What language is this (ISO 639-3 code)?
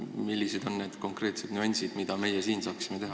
est